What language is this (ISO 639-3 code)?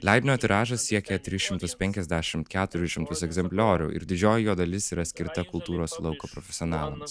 lit